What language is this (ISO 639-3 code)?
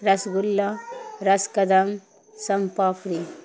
urd